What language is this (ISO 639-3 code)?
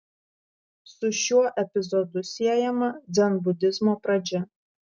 lit